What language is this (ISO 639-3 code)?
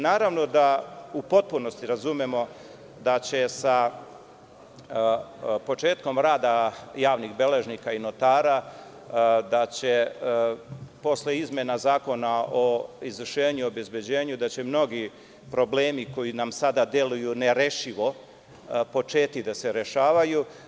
srp